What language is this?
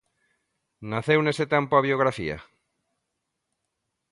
Galician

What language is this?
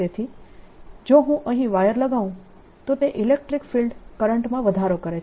Gujarati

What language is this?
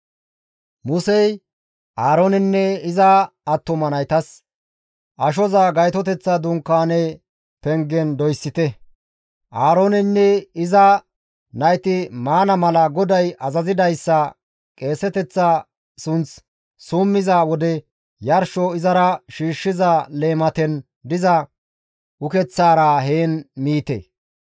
Gamo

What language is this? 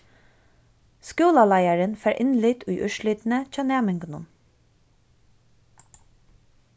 Faroese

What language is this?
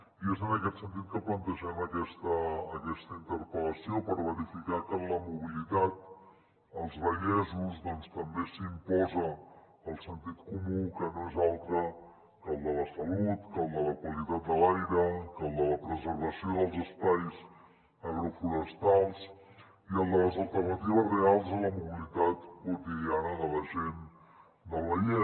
Catalan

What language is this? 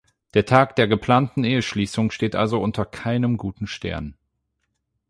German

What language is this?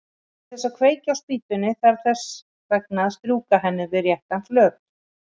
Icelandic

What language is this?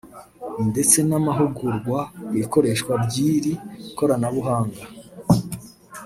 Kinyarwanda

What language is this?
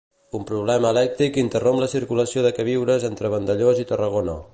Catalan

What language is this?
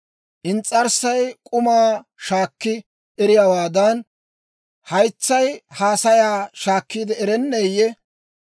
Dawro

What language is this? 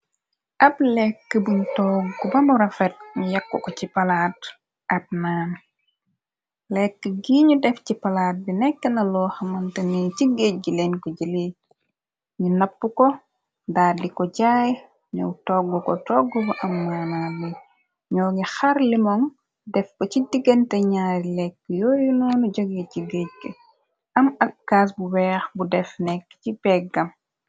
Wolof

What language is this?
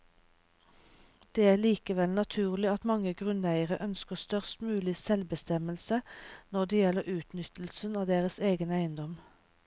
Norwegian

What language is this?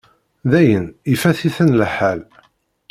Kabyle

